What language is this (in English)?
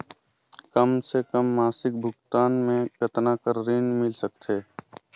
Chhattisgarhi